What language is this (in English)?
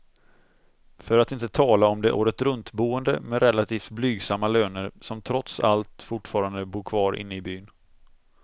Swedish